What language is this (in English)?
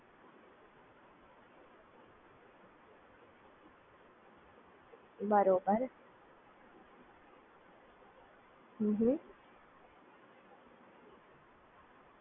Gujarati